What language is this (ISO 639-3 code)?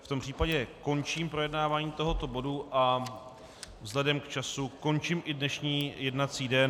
ces